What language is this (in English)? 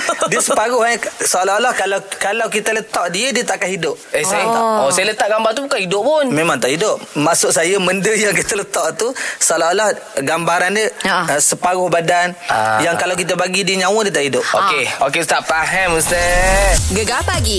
Malay